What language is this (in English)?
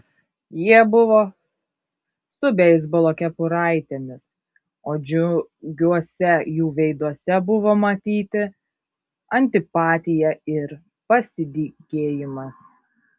Lithuanian